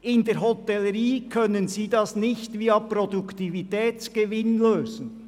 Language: Swiss German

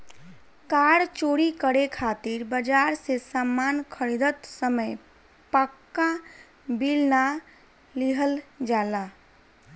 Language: Bhojpuri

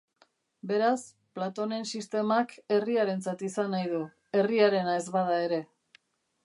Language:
Basque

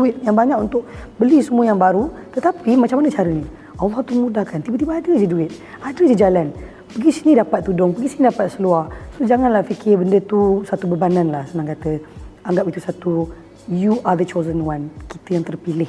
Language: Malay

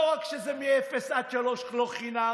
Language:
Hebrew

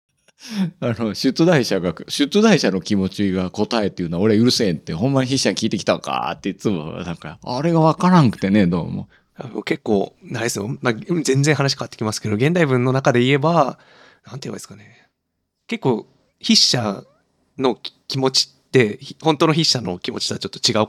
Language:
Japanese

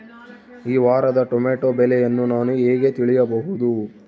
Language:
Kannada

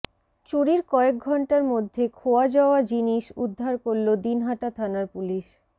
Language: Bangla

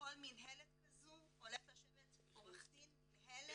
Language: Hebrew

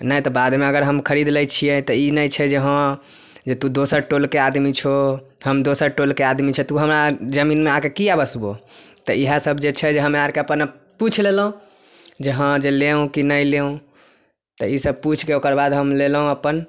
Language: Maithili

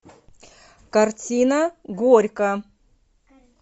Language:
Russian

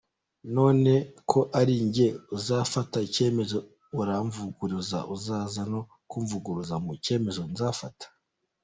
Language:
Kinyarwanda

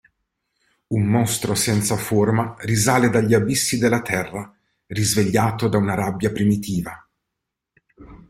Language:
Italian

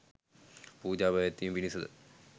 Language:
Sinhala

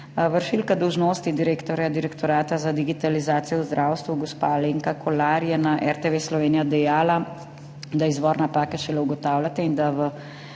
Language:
Slovenian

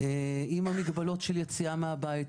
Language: Hebrew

